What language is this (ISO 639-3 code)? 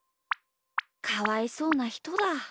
jpn